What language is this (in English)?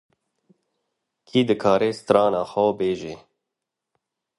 Kurdish